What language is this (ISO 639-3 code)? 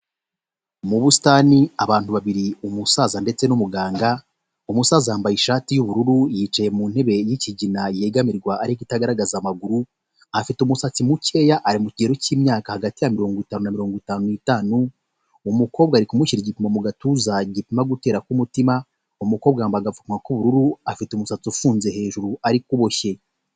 kin